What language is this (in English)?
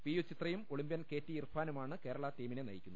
Malayalam